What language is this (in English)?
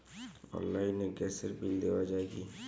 Bangla